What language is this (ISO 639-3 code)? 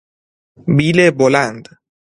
fas